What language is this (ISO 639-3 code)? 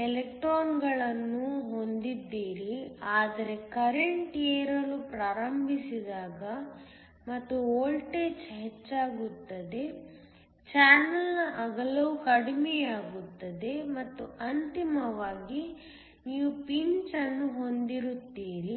kan